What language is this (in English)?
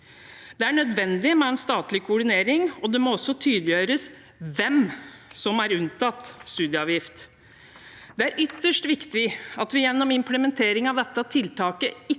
Norwegian